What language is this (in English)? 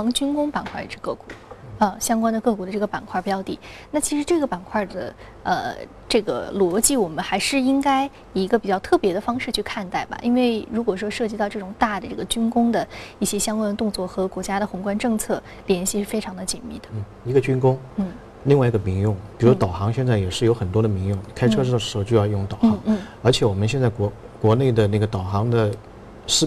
Chinese